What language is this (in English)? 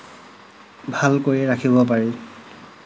Assamese